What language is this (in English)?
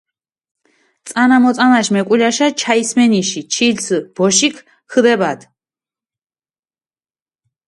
Mingrelian